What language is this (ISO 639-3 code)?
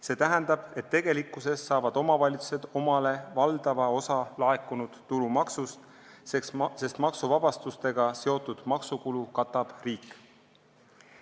est